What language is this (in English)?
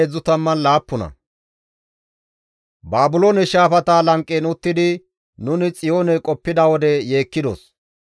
Gamo